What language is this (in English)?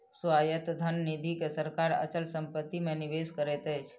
Maithili